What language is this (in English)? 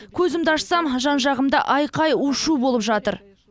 Kazakh